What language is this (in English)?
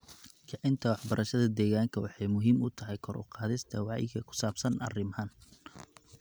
Somali